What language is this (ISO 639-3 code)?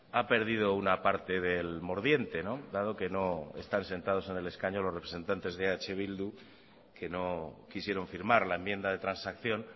spa